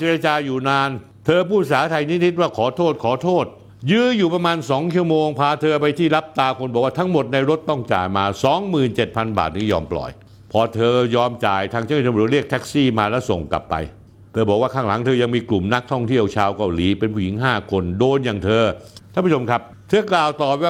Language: Thai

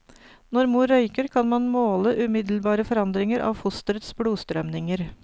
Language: Norwegian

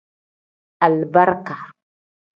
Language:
Tem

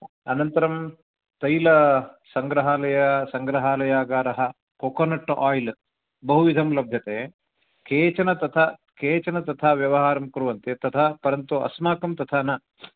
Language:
Sanskrit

